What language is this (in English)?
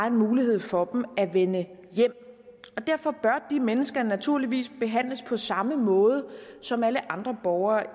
Danish